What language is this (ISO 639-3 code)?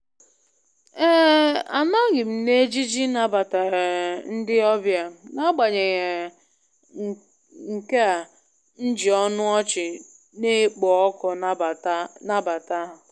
ibo